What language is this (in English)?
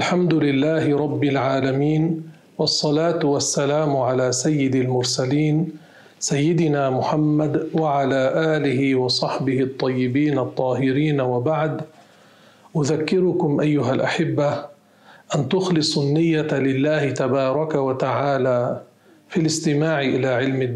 Arabic